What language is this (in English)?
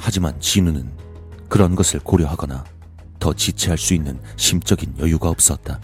Korean